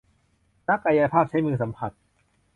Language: Thai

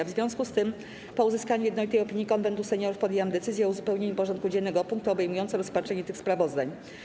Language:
Polish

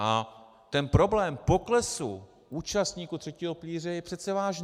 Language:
Czech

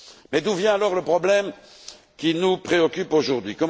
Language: French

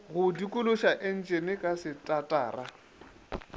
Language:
Northern Sotho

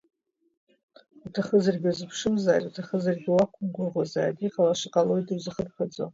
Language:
Abkhazian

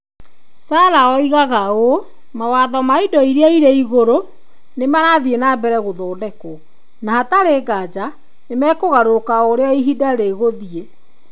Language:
Kikuyu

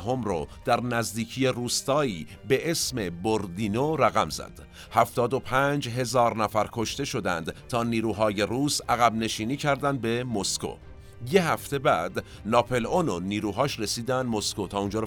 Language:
Persian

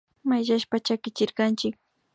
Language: Imbabura Highland Quichua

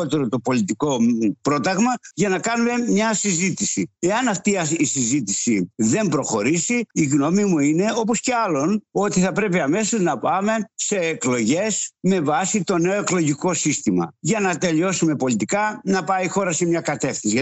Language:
Greek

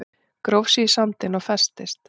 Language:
Icelandic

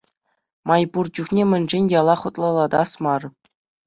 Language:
Chuvash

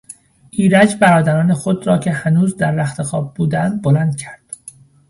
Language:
Persian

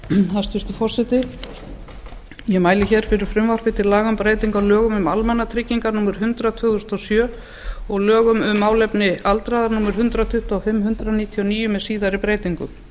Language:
Icelandic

